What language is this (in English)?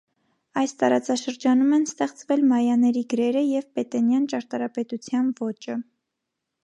Armenian